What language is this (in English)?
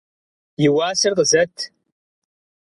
Kabardian